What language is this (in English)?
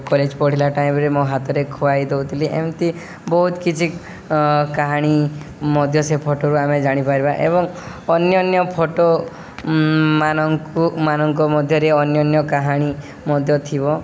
Odia